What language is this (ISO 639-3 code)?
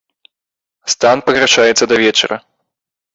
bel